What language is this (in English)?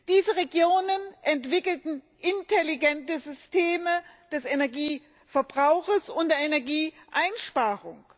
German